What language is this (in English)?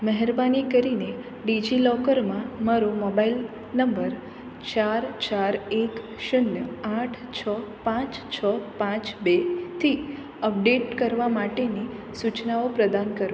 Gujarati